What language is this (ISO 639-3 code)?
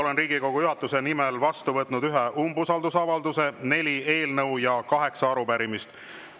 est